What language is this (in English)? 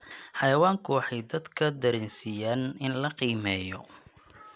Somali